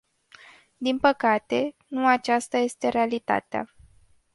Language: Romanian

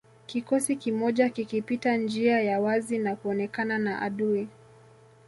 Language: Swahili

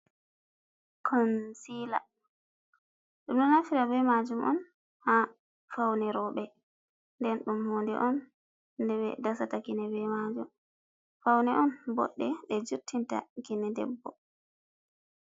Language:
Fula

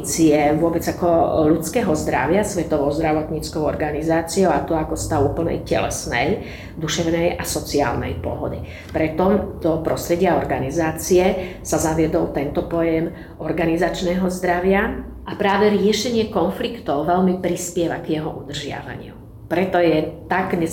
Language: Slovak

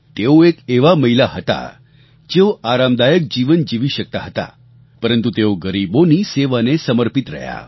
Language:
Gujarati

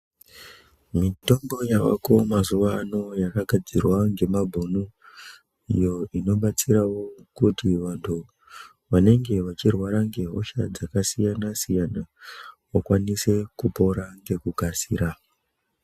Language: Ndau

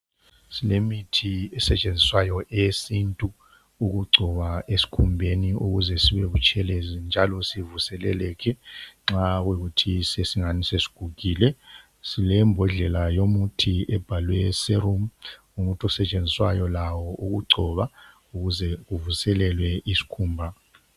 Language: North Ndebele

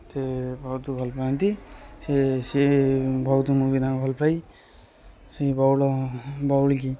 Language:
Odia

